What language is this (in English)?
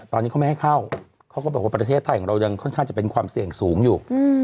Thai